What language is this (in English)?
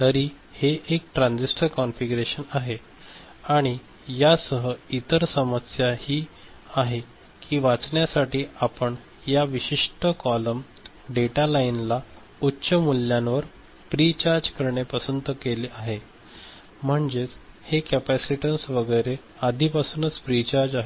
Marathi